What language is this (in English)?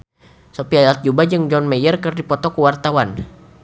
Sundanese